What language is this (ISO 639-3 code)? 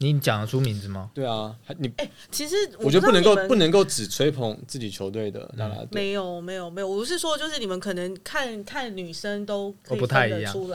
zho